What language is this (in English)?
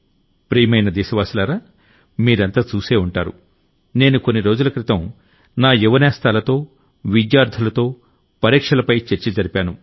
Telugu